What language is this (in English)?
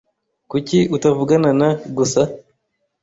Kinyarwanda